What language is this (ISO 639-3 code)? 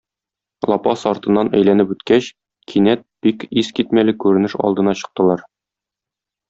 tat